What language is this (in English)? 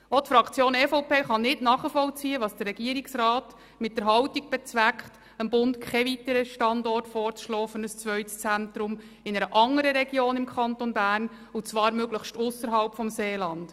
Swiss German